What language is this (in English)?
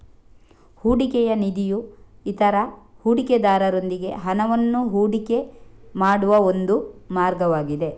Kannada